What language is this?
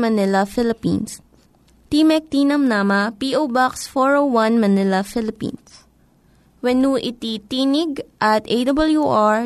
Filipino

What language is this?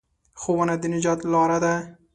Pashto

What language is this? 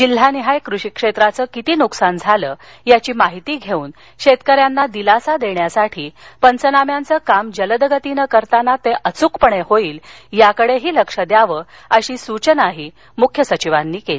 Marathi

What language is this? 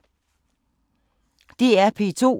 Danish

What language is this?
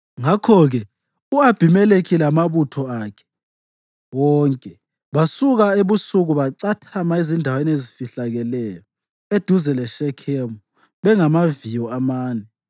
North Ndebele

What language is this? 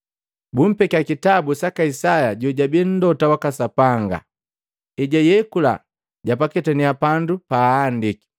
Matengo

